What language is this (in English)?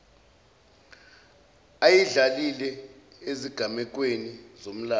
Zulu